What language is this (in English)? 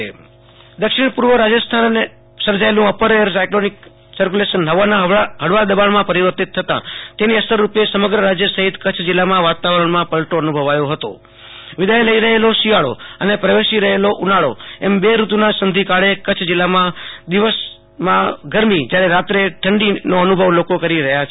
Gujarati